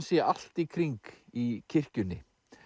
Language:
Icelandic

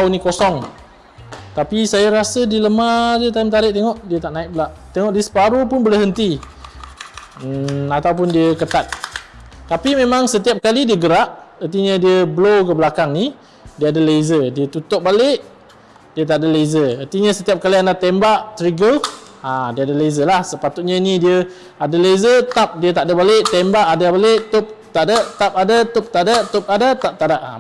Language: Malay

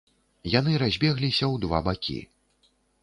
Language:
Belarusian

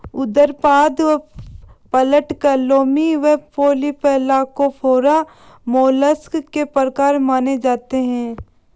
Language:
Hindi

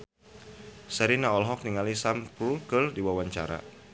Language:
Sundanese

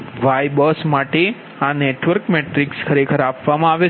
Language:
Gujarati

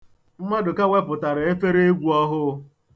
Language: Igbo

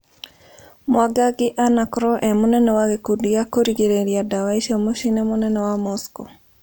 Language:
Kikuyu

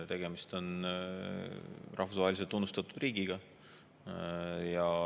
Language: Estonian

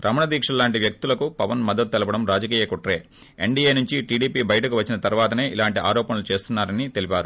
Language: Telugu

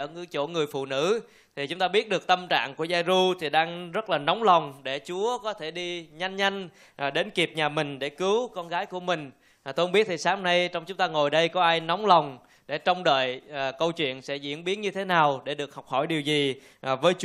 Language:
Vietnamese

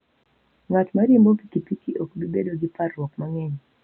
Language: Luo (Kenya and Tanzania)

